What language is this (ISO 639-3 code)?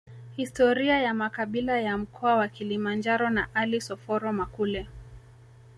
swa